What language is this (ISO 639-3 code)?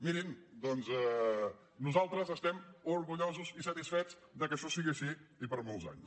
cat